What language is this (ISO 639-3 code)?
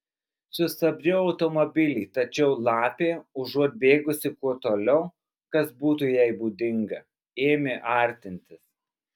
lit